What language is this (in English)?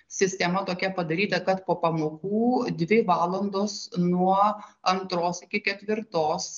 Lithuanian